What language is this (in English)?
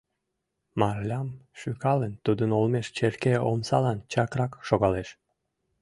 Mari